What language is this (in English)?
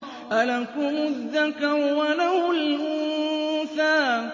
Arabic